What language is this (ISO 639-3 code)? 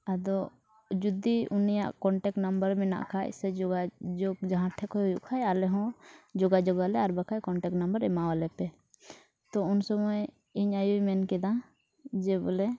sat